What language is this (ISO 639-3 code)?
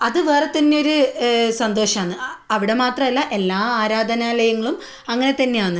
mal